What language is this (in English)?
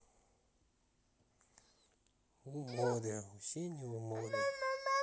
Russian